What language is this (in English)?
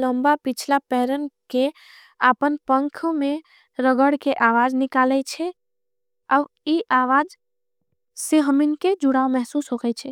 Angika